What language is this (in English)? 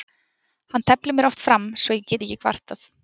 Icelandic